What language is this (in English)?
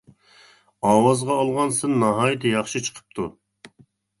Uyghur